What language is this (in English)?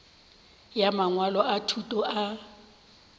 Northern Sotho